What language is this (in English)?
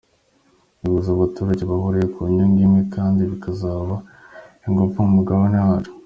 Kinyarwanda